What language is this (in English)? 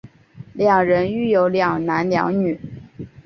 Chinese